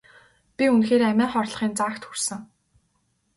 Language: Mongolian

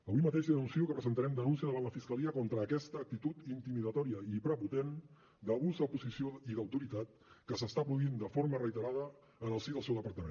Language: Catalan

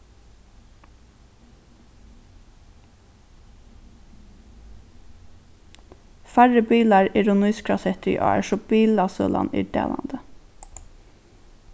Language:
Faroese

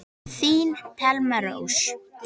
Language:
Icelandic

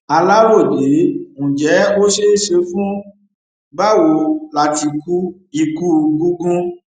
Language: Yoruba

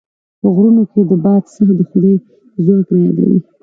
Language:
Pashto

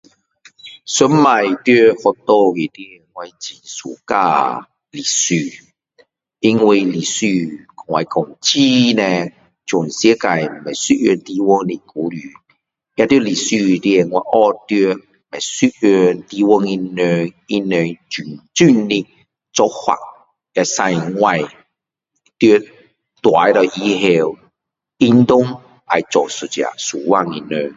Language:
Min Dong Chinese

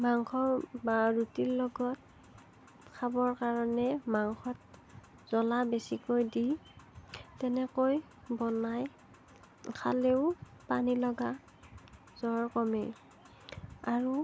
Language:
Assamese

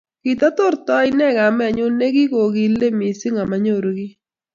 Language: Kalenjin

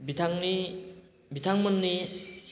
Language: Bodo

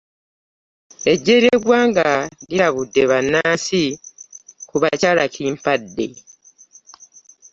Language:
Ganda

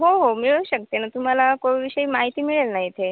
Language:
Marathi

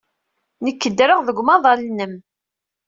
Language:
Kabyle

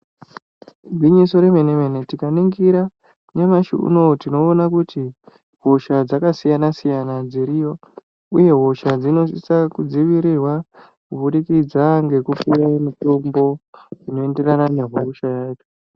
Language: Ndau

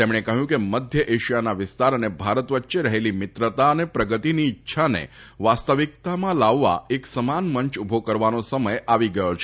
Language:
Gujarati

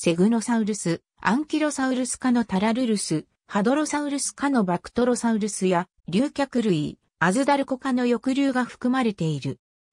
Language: Japanese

